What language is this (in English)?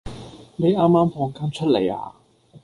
Cantonese